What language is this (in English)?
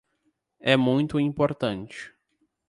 Portuguese